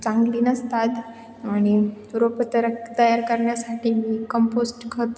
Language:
Marathi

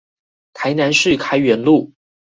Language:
Chinese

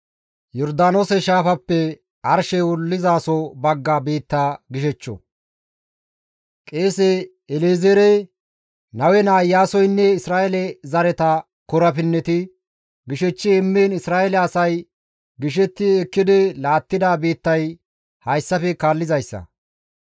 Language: Gamo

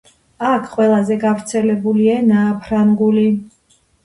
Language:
Georgian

